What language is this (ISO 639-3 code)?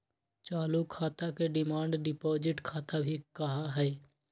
mag